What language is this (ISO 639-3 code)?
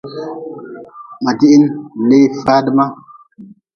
nmz